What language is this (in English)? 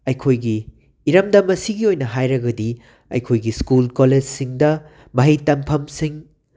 Manipuri